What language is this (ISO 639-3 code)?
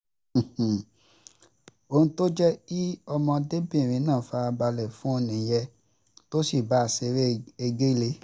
yor